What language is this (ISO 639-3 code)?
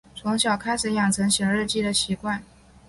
zho